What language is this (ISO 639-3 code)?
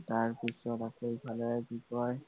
asm